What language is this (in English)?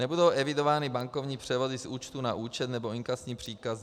Czech